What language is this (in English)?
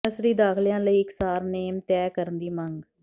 Punjabi